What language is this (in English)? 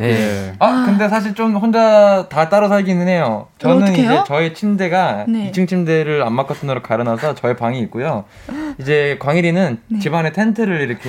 Korean